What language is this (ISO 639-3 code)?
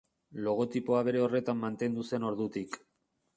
eus